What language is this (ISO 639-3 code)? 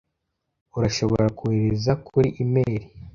kin